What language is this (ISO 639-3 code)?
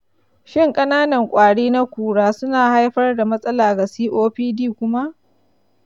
hau